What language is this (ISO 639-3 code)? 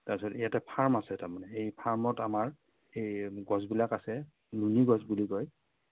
asm